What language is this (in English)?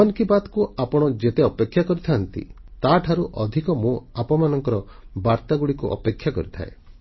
Odia